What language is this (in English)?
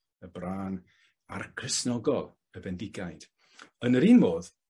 Welsh